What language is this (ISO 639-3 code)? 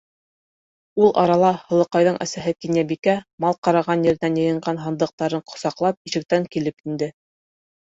bak